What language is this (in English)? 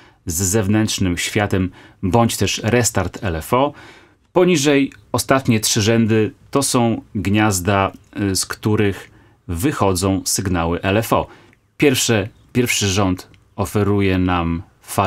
Polish